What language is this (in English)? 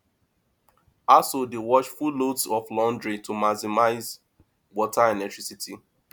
Nigerian Pidgin